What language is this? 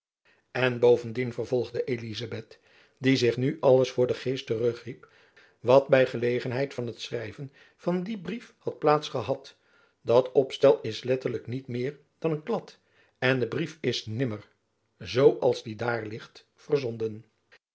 Dutch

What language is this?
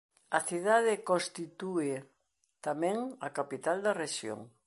Galician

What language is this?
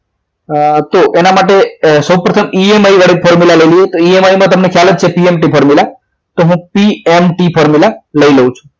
Gujarati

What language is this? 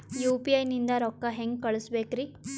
Kannada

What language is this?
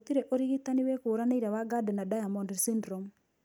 Kikuyu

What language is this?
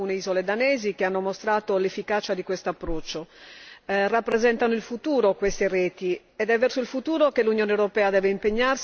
Italian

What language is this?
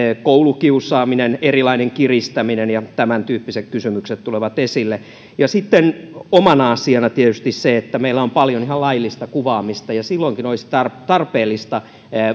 Finnish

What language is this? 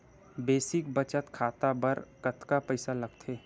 Chhattisgarhi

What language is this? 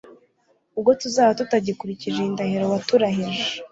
Kinyarwanda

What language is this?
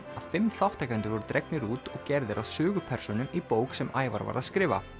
Icelandic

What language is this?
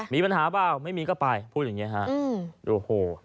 Thai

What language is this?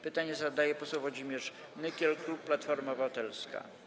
Polish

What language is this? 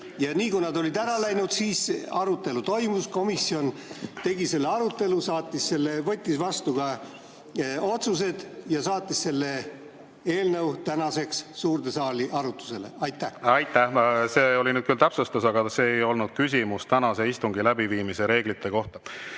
Estonian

